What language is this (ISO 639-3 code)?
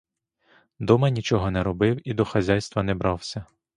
ukr